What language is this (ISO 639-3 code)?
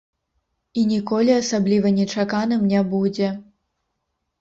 bel